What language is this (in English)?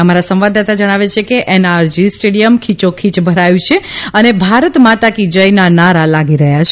Gujarati